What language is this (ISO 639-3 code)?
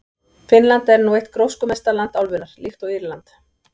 isl